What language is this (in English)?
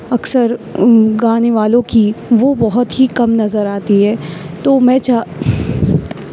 Urdu